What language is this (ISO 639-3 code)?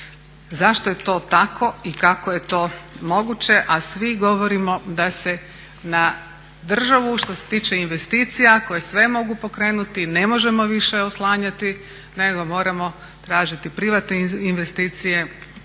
hrv